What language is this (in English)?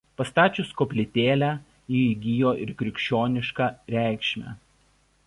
Lithuanian